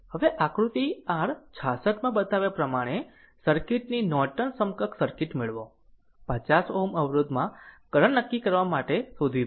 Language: Gujarati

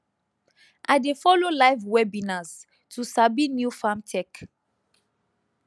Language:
Nigerian Pidgin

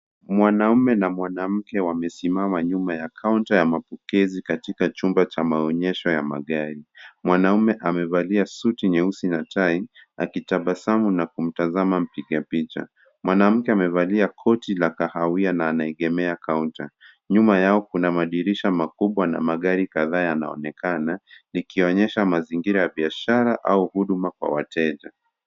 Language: Swahili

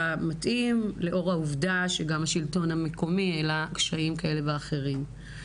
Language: Hebrew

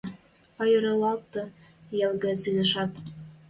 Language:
Western Mari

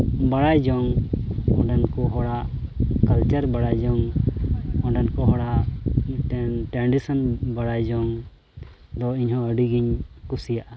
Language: Santali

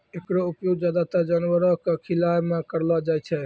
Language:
Maithili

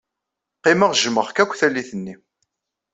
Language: Kabyle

